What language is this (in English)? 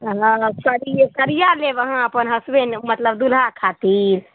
Maithili